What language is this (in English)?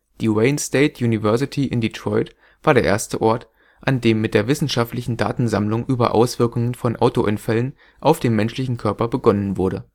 German